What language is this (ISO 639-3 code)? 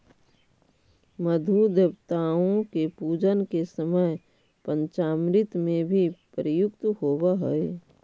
mag